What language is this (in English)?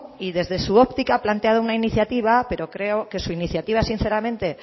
Spanish